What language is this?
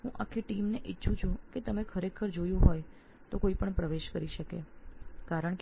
Gujarati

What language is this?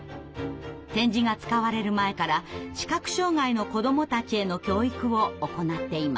Japanese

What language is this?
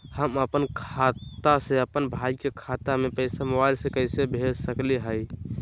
Magahi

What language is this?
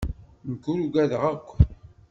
Kabyle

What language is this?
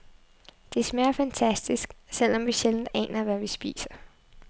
Danish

